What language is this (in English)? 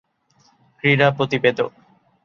Bangla